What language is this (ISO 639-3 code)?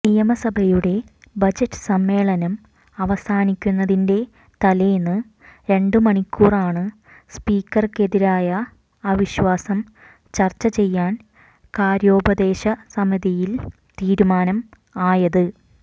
mal